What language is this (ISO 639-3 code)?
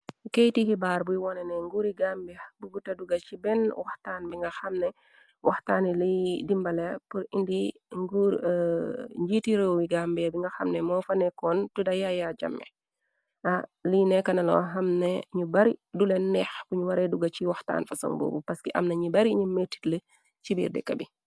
wol